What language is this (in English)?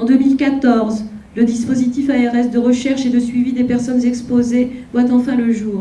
French